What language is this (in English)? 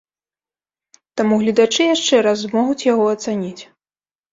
Belarusian